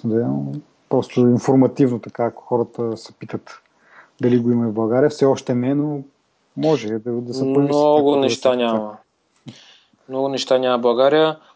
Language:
Bulgarian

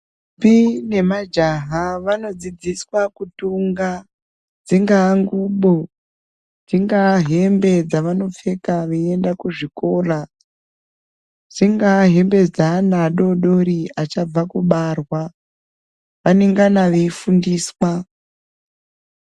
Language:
Ndau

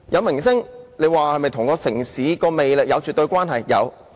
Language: Cantonese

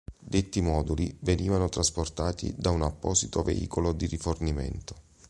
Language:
Italian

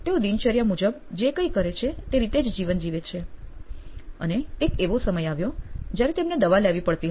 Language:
Gujarati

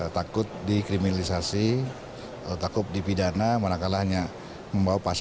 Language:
Indonesian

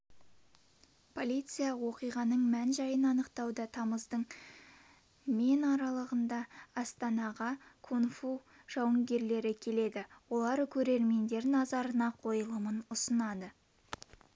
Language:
Kazakh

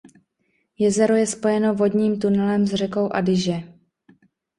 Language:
Czech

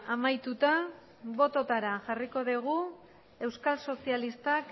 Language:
Basque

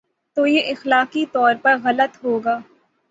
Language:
Urdu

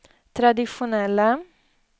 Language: Swedish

